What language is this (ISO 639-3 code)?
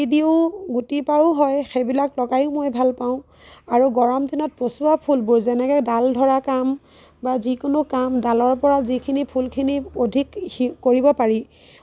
asm